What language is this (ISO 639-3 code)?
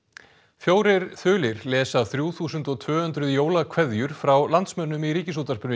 isl